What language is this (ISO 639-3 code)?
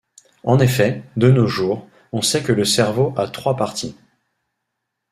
fra